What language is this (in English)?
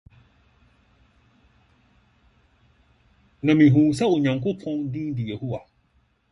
Akan